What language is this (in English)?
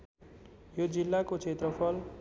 Nepali